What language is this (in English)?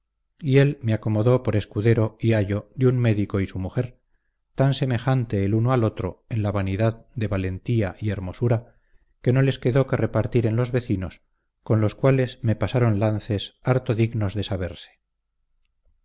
Spanish